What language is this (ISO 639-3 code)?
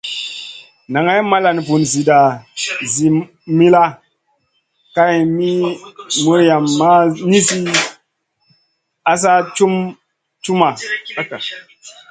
mcn